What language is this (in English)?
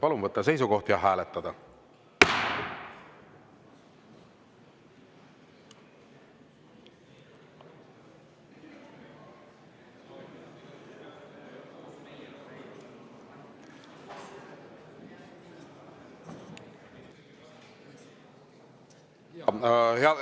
Estonian